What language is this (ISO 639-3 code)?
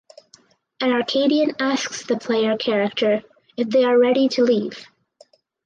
eng